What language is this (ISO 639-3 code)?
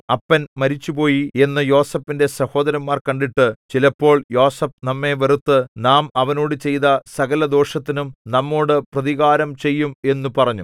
mal